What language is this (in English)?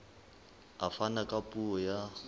Southern Sotho